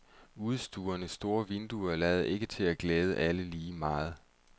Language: Danish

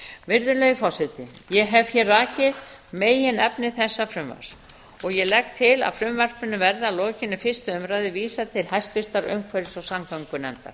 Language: Icelandic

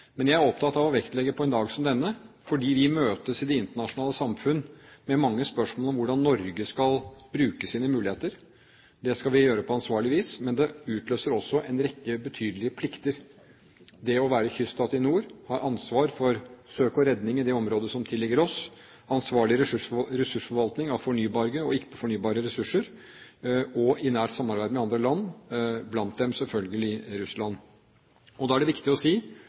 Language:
Norwegian Bokmål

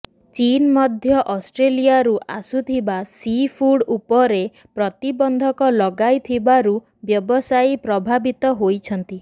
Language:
Odia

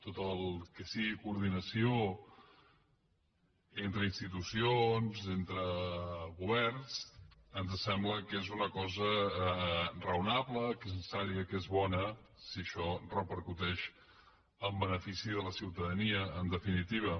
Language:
Catalan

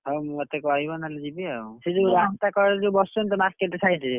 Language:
Odia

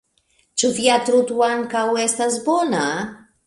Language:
Esperanto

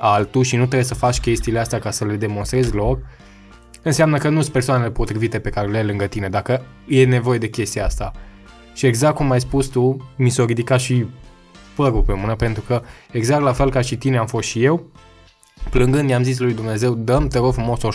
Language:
Romanian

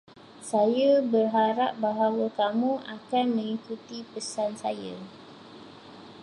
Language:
Malay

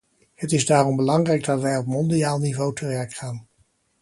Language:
Dutch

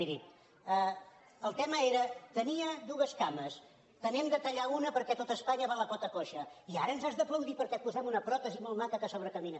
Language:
Catalan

